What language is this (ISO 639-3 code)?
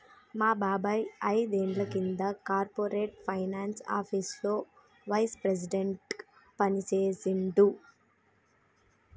tel